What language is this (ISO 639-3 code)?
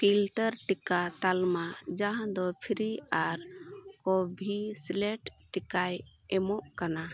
sat